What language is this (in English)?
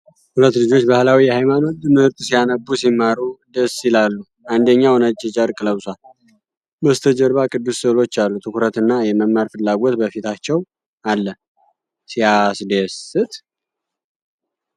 Amharic